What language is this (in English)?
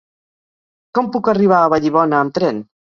Catalan